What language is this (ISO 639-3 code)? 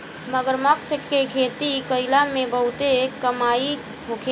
bho